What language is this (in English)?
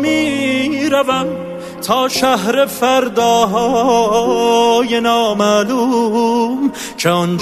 Persian